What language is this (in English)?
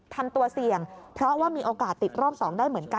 Thai